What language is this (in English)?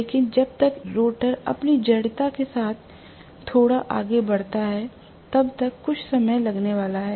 Hindi